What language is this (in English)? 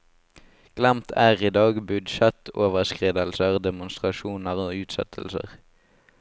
Norwegian